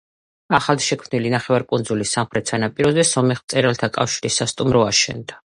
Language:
Georgian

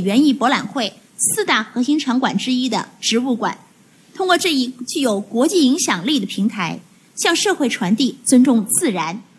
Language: Chinese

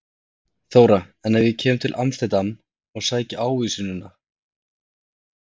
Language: Icelandic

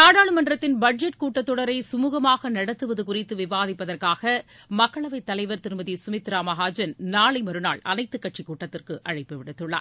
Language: Tamil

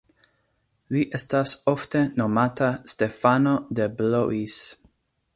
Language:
Esperanto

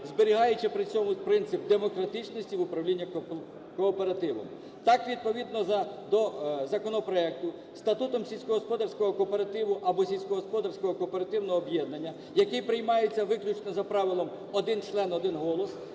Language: Ukrainian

